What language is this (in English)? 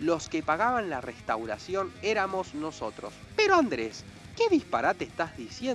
Spanish